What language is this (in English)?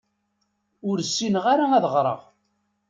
Kabyle